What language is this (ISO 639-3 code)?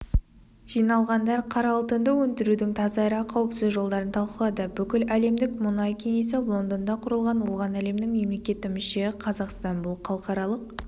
kaz